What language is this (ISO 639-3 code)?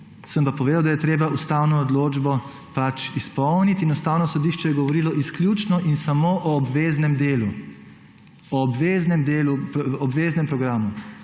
slv